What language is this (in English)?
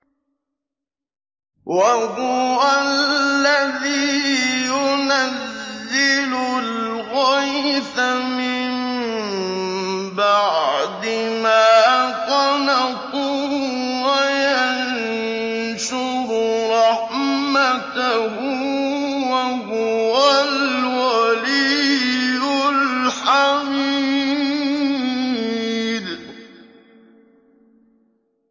Arabic